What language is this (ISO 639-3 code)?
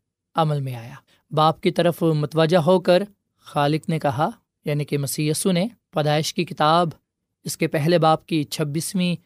urd